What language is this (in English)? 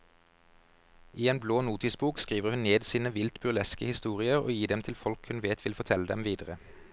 Norwegian